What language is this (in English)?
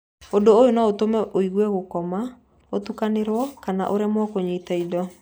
Kikuyu